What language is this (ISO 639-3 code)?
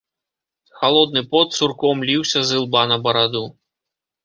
bel